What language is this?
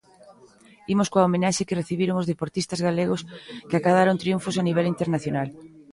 Galician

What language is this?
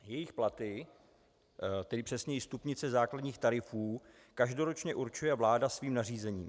Czech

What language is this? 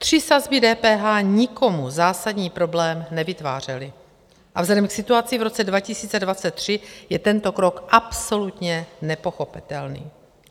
Czech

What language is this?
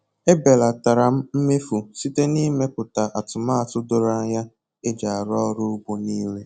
Igbo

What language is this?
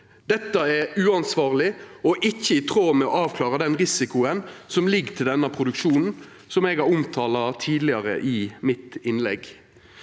Norwegian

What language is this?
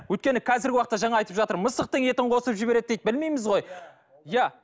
Kazakh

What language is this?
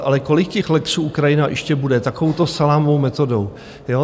Czech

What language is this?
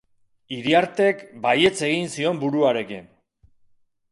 Basque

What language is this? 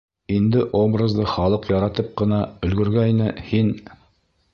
Bashkir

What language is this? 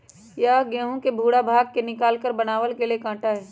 Magahi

